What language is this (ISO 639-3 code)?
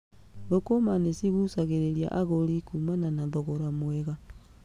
kik